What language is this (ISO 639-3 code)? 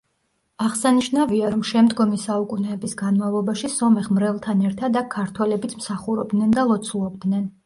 kat